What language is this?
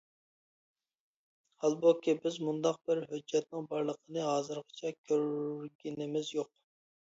Uyghur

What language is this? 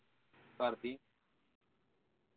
Punjabi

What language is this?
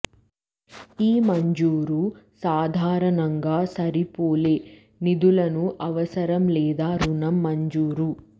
Telugu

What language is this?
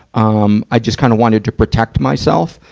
English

